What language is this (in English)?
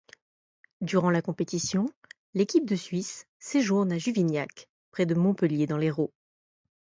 French